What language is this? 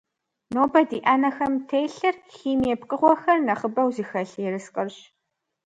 Kabardian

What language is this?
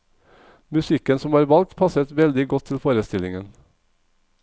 Norwegian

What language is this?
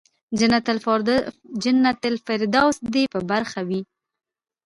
Pashto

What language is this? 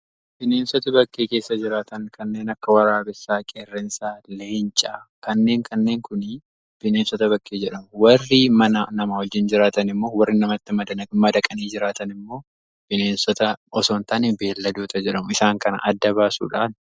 Oromo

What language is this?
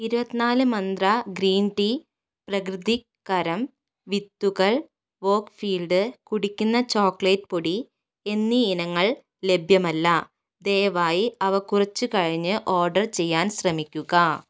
Malayalam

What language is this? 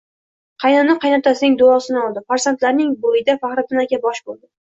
Uzbek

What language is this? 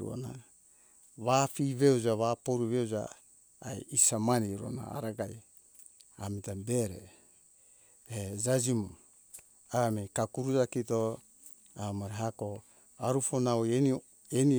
Hunjara-Kaina Ke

